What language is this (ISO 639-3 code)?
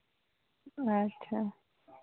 sat